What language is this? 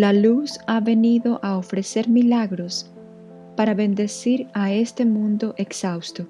Spanish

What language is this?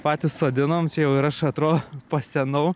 Lithuanian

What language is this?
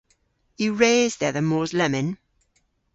Cornish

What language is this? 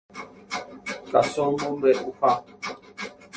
Guarani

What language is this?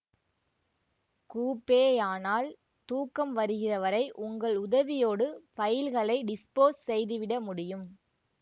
Tamil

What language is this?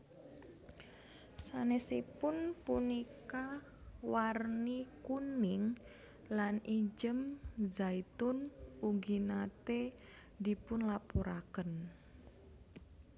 Javanese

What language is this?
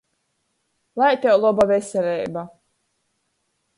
Latgalian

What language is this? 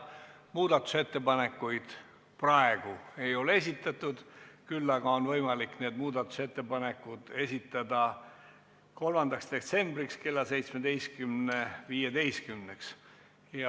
Estonian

